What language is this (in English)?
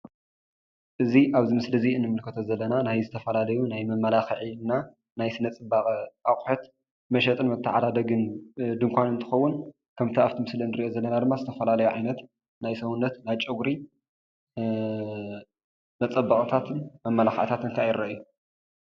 Tigrinya